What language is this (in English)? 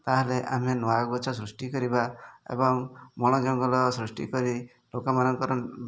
Odia